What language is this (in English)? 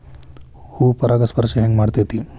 Kannada